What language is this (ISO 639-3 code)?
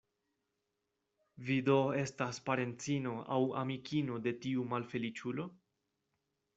epo